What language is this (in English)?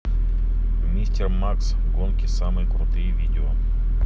Russian